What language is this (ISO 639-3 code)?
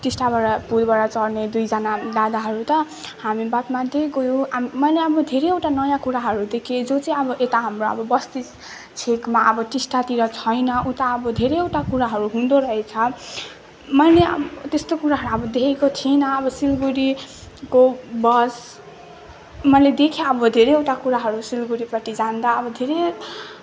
nep